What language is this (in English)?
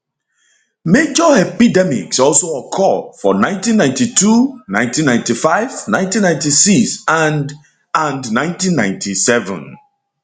Nigerian Pidgin